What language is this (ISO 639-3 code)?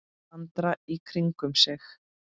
isl